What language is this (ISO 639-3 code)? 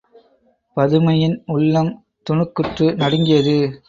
tam